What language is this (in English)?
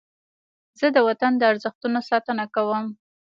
Pashto